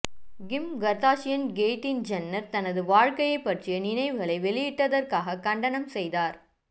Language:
Tamil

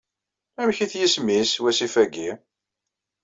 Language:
Kabyle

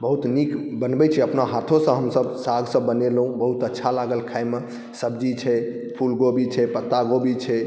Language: Maithili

